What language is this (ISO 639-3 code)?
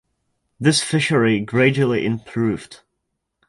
eng